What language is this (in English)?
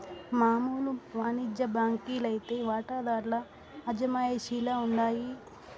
Telugu